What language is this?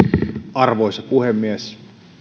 Finnish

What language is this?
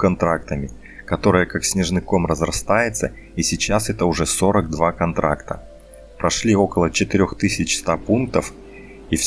Russian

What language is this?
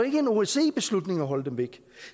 Danish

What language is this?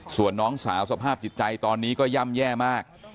Thai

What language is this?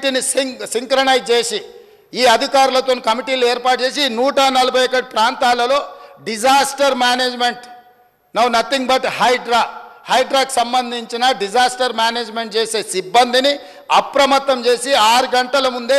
Telugu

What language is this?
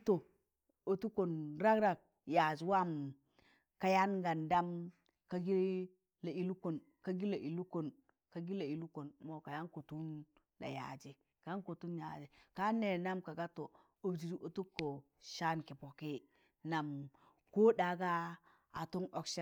Tangale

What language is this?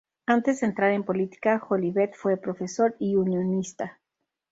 Spanish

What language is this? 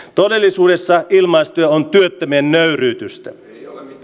Finnish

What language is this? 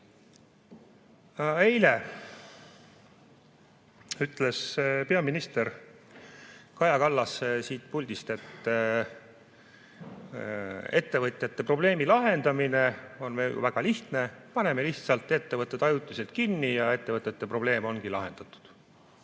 Estonian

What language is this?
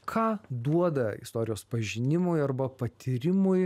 Lithuanian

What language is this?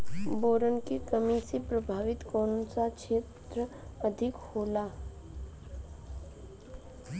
Bhojpuri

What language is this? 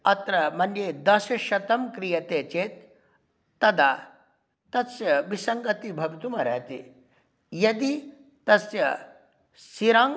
Sanskrit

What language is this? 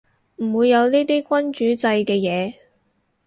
Cantonese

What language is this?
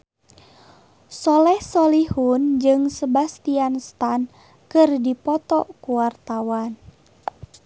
Sundanese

